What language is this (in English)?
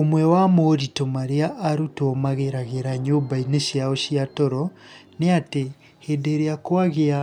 Kikuyu